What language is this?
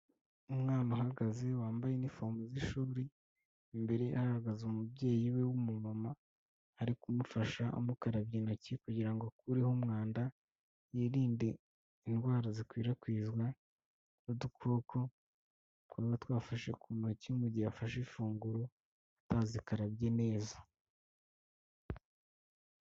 Kinyarwanda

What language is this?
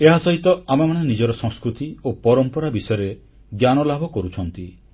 Odia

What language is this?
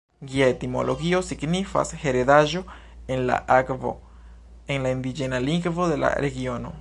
Esperanto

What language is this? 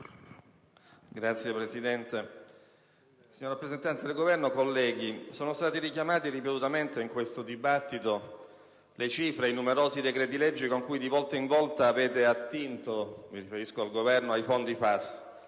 Italian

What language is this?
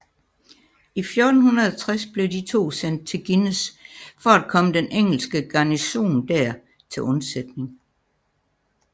Danish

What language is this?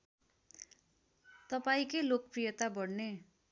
Nepali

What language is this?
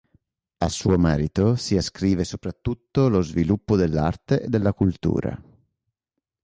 Italian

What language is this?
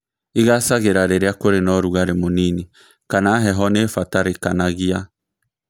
Kikuyu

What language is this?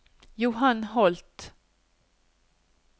Norwegian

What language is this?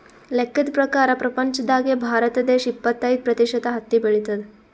Kannada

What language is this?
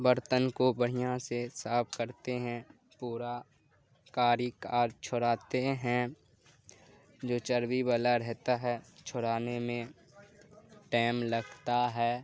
Urdu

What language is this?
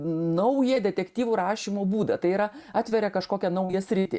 Lithuanian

